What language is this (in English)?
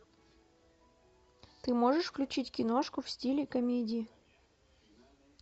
Russian